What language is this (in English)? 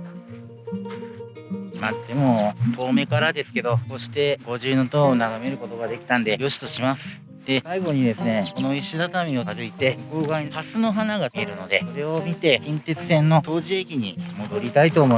Japanese